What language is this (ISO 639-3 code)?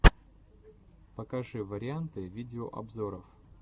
rus